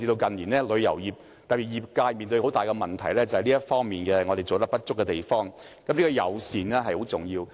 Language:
Cantonese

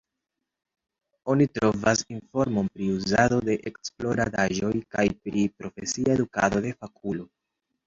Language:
Esperanto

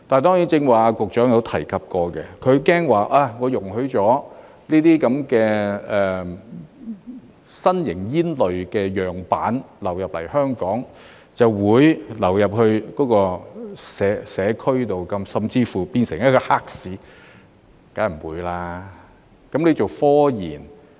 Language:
Cantonese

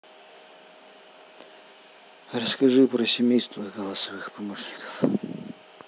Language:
Russian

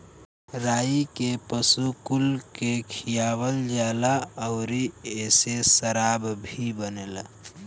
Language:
Bhojpuri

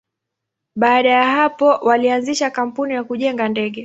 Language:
Swahili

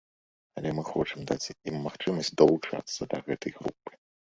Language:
Belarusian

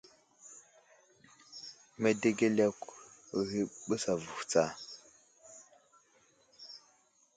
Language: Wuzlam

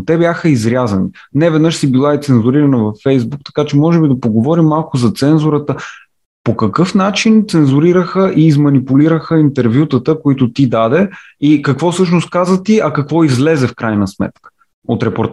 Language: Bulgarian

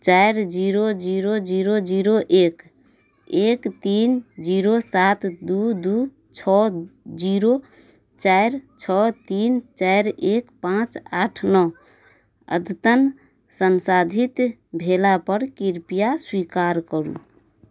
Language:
Maithili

